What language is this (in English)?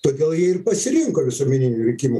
Lithuanian